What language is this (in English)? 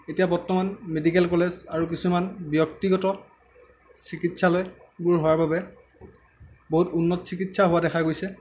Assamese